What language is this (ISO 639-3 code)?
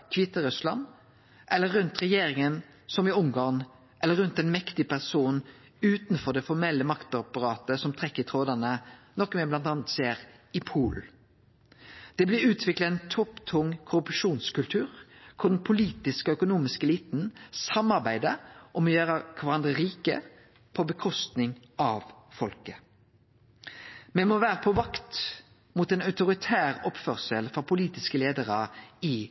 nno